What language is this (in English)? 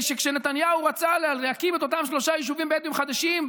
Hebrew